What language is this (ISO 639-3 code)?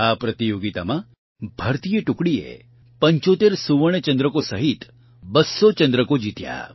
guj